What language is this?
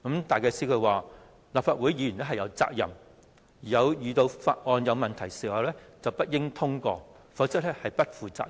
Cantonese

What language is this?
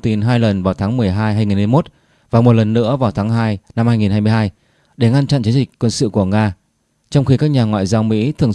Vietnamese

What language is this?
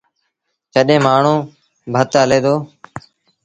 Sindhi Bhil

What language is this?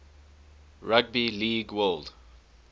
English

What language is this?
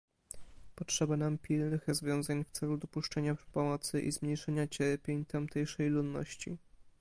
Polish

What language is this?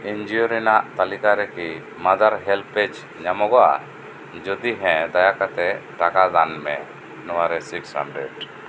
Santali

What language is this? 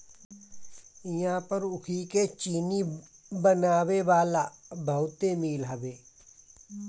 Bhojpuri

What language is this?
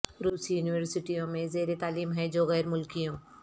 Urdu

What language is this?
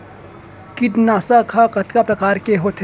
Chhattisgarhi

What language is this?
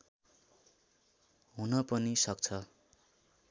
Nepali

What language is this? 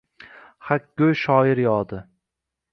Uzbek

